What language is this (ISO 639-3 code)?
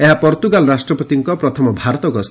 ori